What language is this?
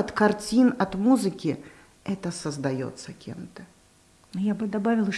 Russian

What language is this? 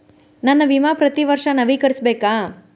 Kannada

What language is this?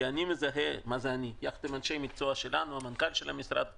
Hebrew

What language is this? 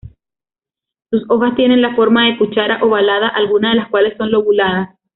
Spanish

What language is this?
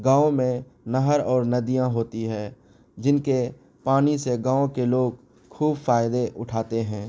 Urdu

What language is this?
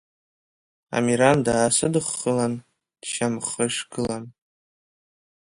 Abkhazian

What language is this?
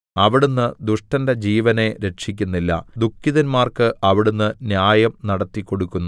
Malayalam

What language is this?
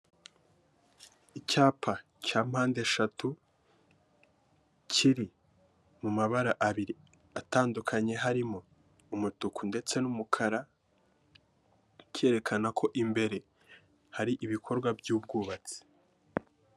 Kinyarwanda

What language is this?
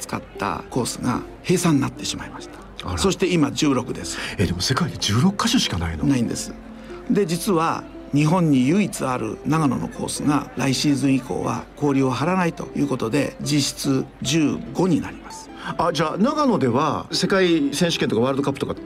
Japanese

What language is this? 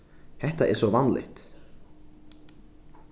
Faroese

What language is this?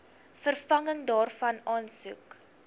Afrikaans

